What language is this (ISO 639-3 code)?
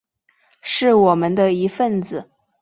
zho